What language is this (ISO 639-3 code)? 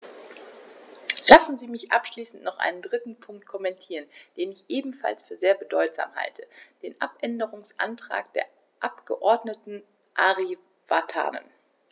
deu